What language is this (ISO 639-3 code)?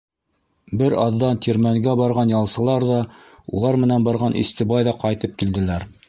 bak